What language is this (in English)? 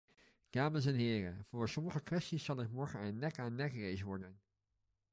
Dutch